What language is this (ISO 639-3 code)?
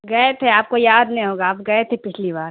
urd